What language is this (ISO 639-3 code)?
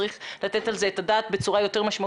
heb